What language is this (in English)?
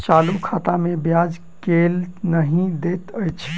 Maithili